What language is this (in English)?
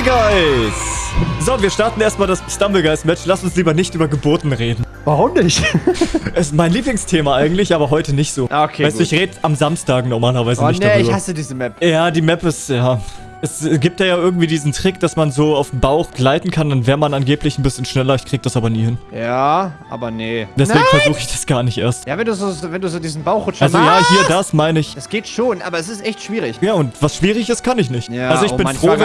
German